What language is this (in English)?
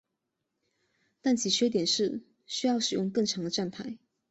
Chinese